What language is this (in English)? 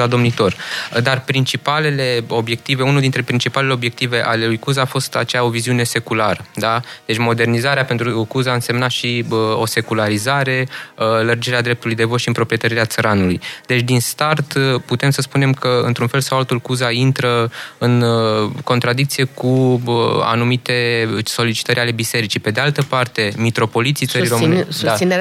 Romanian